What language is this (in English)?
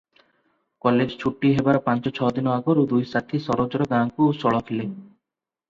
Odia